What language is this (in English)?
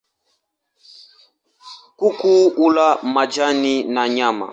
Swahili